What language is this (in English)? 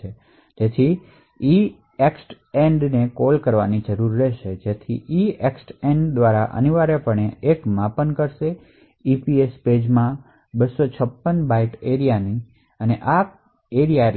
Gujarati